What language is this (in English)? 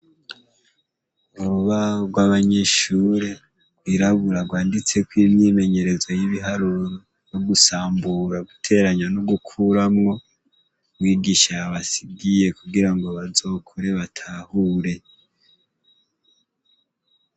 Rundi